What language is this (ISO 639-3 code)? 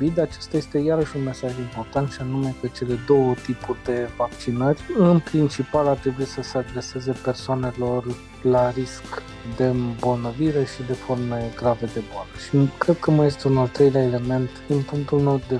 ron